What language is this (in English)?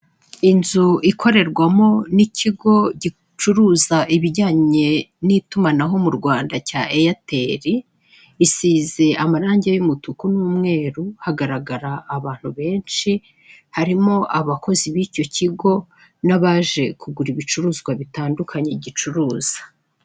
Kinyarwanda